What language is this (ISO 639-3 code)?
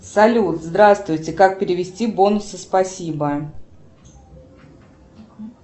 rus